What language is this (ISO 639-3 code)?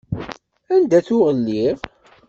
kab